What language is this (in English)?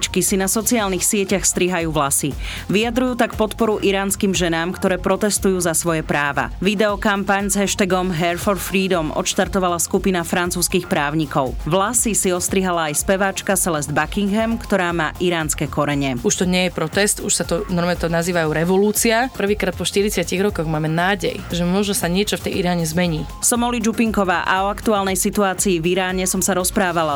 Slovak